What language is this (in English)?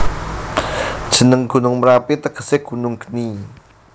Javanese